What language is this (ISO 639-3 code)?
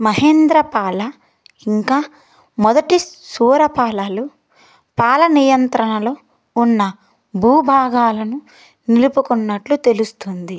tel